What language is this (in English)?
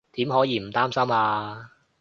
Cantonese